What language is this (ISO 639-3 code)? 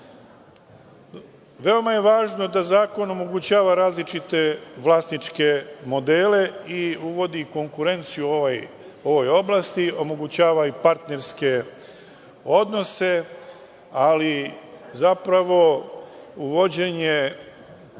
srp